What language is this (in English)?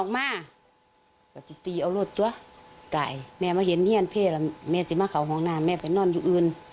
Thai